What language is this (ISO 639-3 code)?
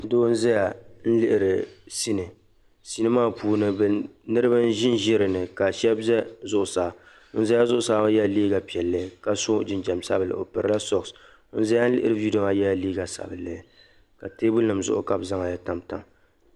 dag